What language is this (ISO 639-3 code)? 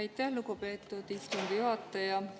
est